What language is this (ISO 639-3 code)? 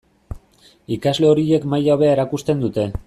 eus